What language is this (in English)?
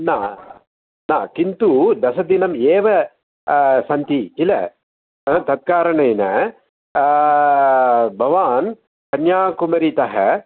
Sanskrit